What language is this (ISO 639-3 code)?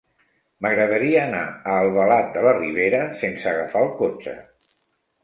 cat